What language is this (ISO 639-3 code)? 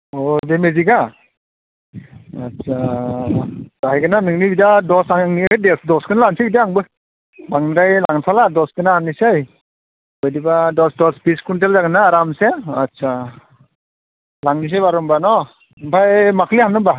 brx